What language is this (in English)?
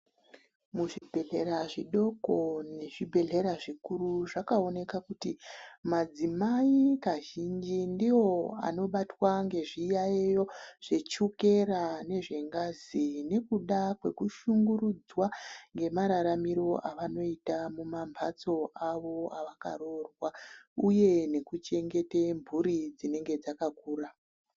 Ndau